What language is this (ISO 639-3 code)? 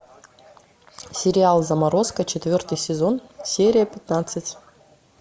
rus